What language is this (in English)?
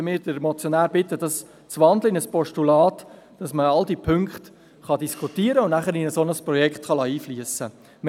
Swiss German